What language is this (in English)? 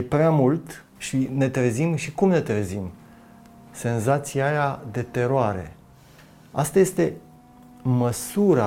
Romanian